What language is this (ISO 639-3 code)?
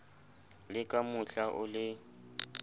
sot